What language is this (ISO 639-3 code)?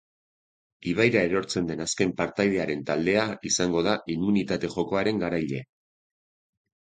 eus